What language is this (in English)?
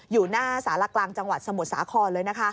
Thai